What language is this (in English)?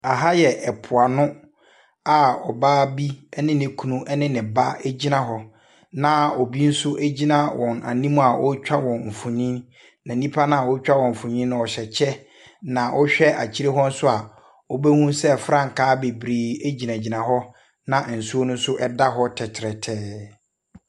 Akan